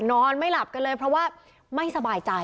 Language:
Thai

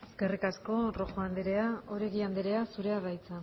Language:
Basque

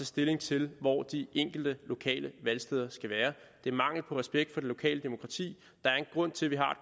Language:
Danish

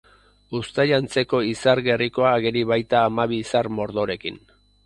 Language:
Basque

